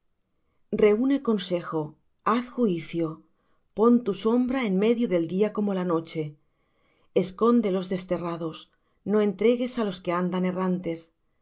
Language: Spanish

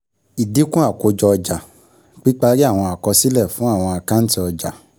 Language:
Yoruba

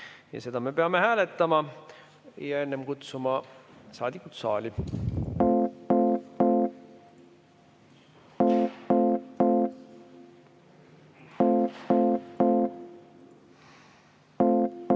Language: Estonian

